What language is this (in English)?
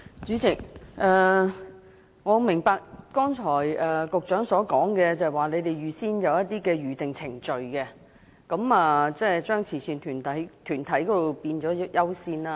Cantonese